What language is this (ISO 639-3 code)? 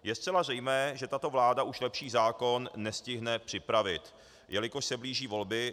ces